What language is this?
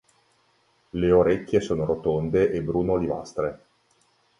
Italian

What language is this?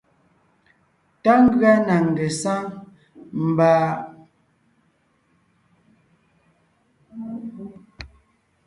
Ngiemboon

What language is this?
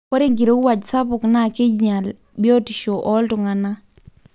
Masai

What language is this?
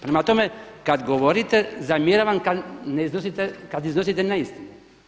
Croatian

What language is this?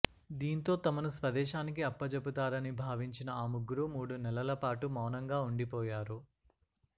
Telugu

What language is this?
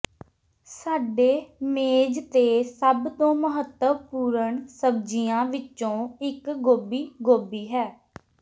Punjabi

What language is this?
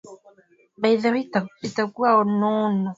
Swahili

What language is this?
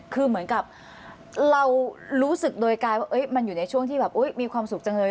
Thai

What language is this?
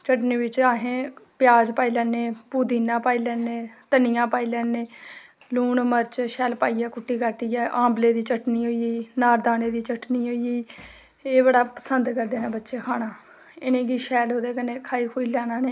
Dogri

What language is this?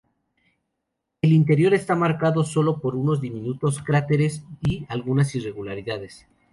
Spanish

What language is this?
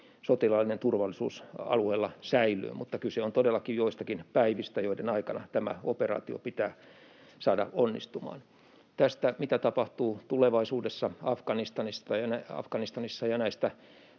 Finnish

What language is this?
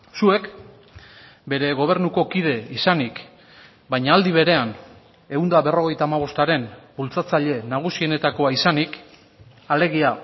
Basque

